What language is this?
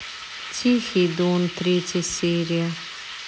Russian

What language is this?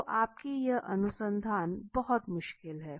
Hindi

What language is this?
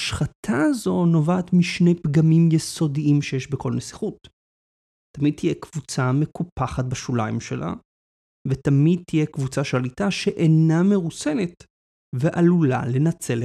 Hebrew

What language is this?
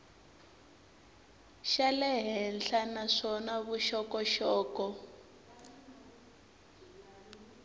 Tsonga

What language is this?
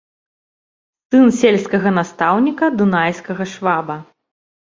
Belarusian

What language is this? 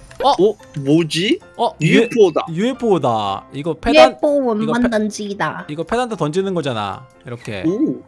Korean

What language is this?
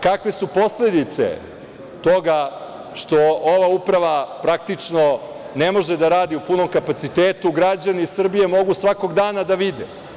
Serbian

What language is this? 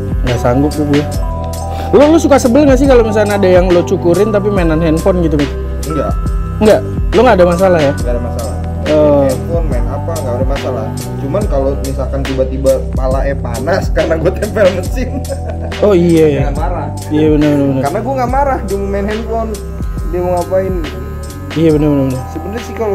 Indonesian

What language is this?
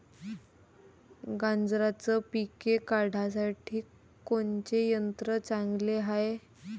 Marathi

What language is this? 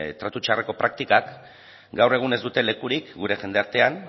Basque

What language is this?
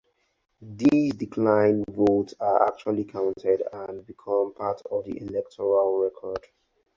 English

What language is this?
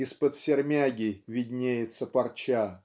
Russian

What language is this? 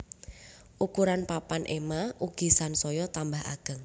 Javanese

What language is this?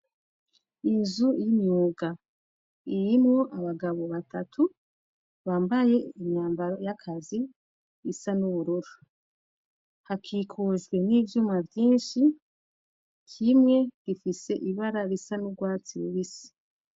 Rundi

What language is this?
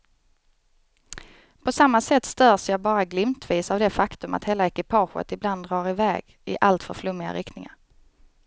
Swedish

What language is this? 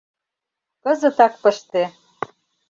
Mari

